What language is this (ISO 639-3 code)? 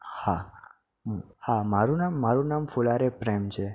guj